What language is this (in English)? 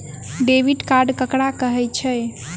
Maithili